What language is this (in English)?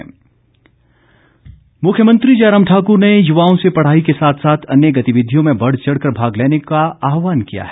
Hindi